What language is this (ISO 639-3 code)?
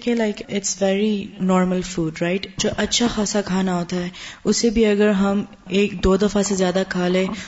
urd